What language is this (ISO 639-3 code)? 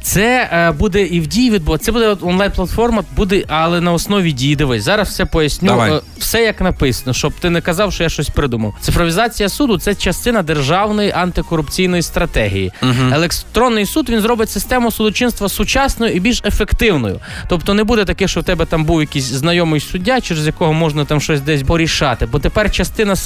ukr